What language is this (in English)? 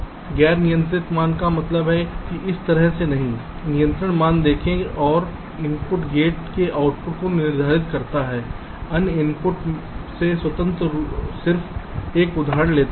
Hindi